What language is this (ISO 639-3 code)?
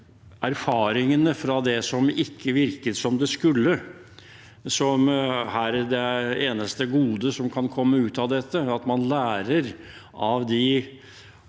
nor